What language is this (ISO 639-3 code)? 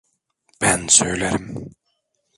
tur